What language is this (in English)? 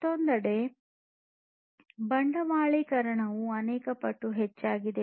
Kannada